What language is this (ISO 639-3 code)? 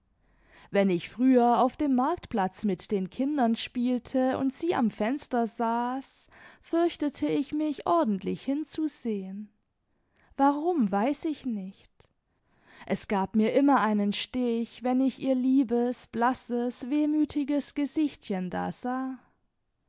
deu